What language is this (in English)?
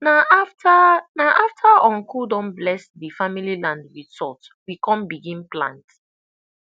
Nigerian Pidgin